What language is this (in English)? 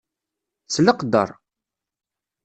Kabyle